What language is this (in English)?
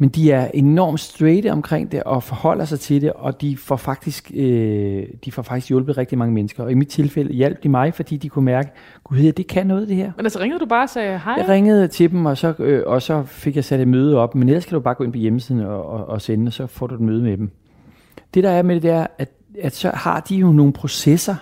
Danish